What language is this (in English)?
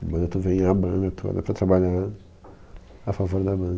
Portuguese